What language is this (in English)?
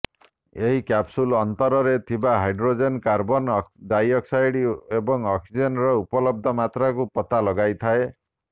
Odia